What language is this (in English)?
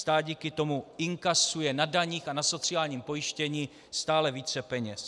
Czech